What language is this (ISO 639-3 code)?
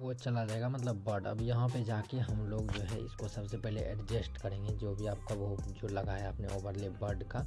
hin